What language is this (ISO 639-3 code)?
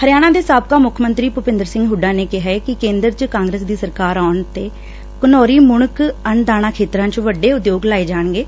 pan